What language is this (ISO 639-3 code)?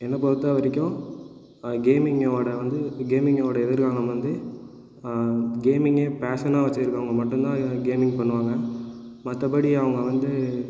tam